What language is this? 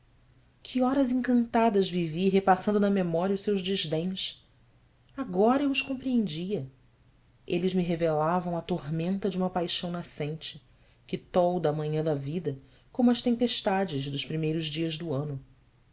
Portuguese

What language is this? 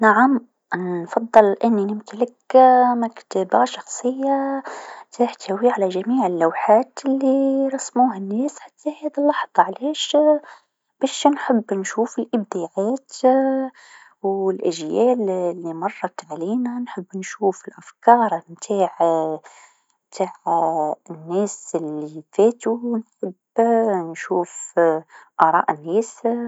Tunisian Arabic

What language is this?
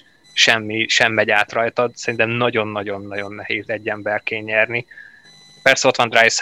Hungarian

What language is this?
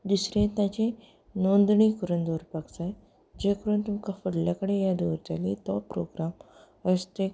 Konkani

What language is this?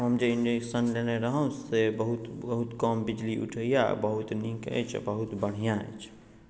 Maithili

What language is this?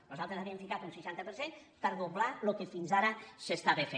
Catalan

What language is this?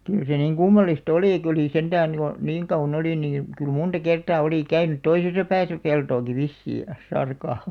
Finnish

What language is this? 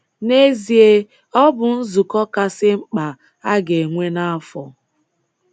Igbo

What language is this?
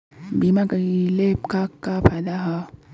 Bhojpuri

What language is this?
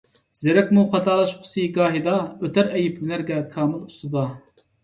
Uyghur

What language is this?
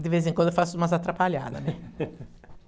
Portuguese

